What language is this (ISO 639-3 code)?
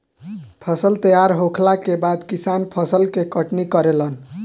bho